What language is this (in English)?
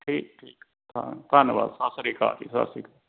Punjabi